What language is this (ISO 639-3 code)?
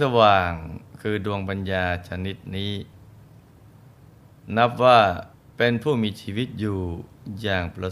tha